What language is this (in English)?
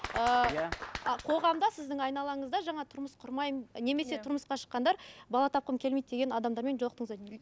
Kazakh